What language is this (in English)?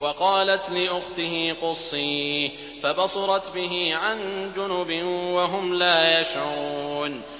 Arabic